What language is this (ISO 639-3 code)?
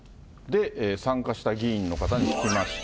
jpn